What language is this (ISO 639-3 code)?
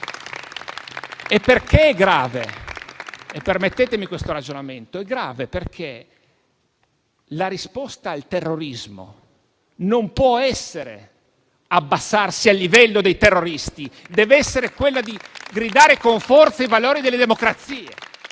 ita